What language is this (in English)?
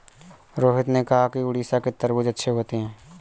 Hindi